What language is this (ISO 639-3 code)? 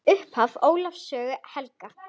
isl